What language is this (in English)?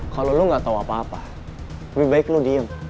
Indonesian